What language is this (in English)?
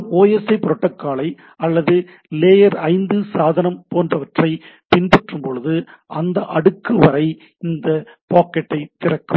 Tamil